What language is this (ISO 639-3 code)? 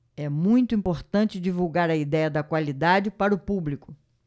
por